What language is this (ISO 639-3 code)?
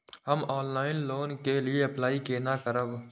mai